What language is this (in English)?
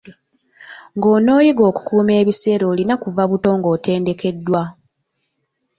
Ganda